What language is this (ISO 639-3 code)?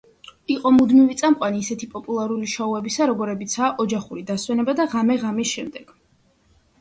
kat